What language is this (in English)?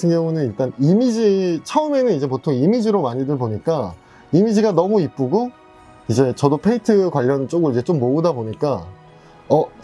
Korean